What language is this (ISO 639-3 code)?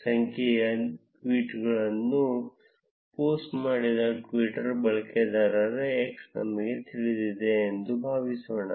kan